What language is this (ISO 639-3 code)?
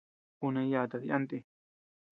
cux